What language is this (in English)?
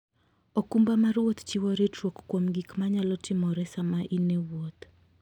Luo (Kenya and Tanzania)